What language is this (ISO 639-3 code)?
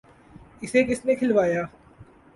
urd